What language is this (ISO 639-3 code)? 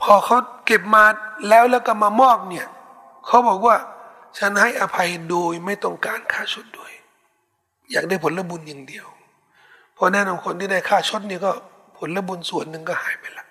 tha